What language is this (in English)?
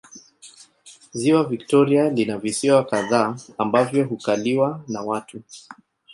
Swahili